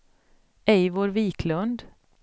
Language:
Swedish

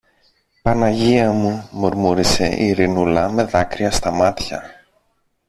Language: Greek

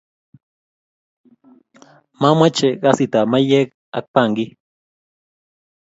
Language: Kalenjin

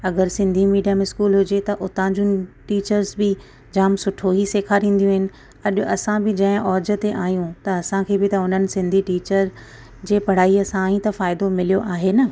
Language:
Sindhi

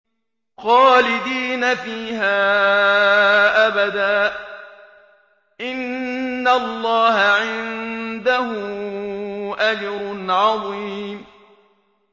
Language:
Arabic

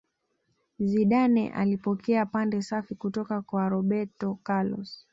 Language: Swahili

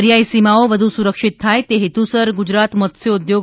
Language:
Gujarati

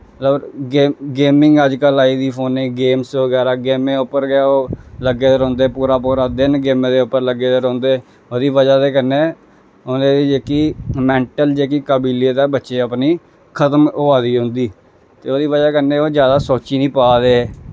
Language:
Dogri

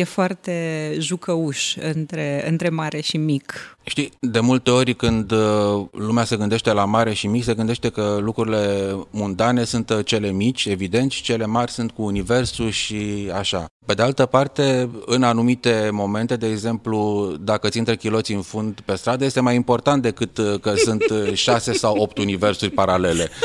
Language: Romanian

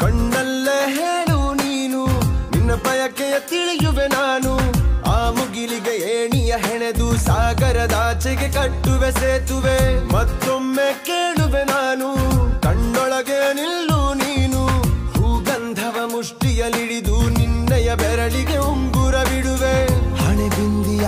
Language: Arabic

